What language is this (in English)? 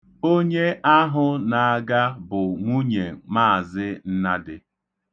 Igbo